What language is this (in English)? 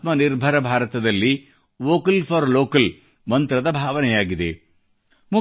Kannada